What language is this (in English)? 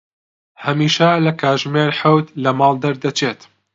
Central Kurdish